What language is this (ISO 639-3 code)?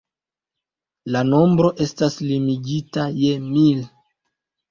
epo